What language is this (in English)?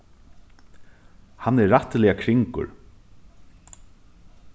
Faroese